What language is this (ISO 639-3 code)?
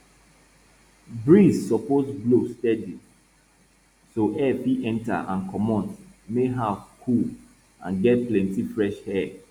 pcm